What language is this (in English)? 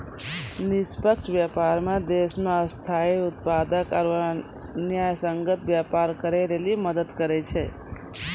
Maithili